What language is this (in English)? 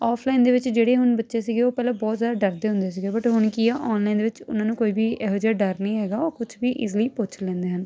Punjabi